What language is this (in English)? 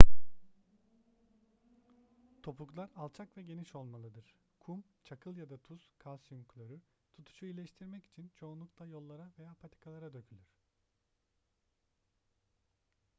Turkish